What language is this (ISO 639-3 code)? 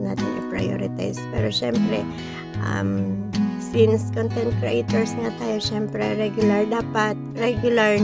fil